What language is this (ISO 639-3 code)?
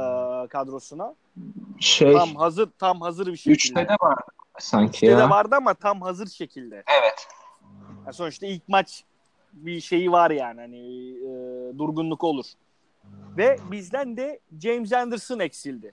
tur